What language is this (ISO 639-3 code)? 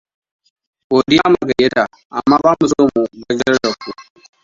hau